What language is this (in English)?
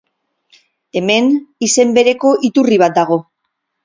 Basque